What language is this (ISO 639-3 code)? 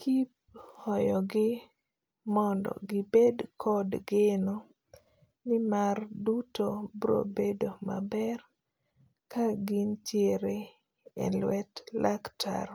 luo